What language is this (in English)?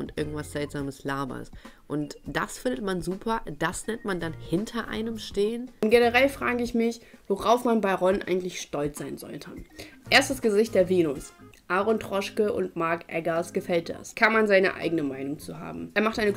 German